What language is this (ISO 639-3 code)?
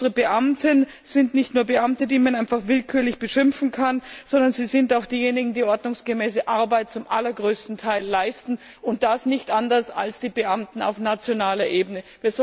deu